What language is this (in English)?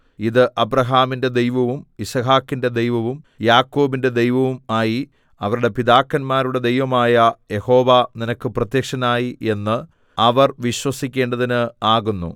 Malayalam